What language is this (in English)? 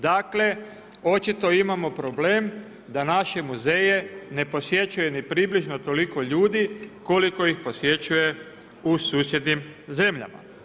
Croatian